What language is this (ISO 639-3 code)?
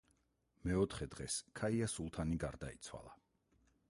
kat